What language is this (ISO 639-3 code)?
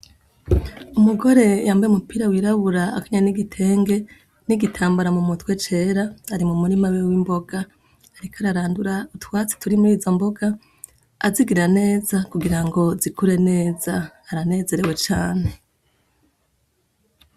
run